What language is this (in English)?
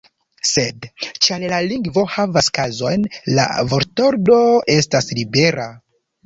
Esperanto